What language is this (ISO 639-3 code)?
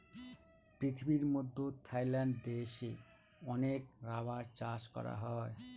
ben